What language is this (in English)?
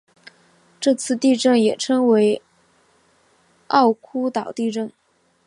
Chinese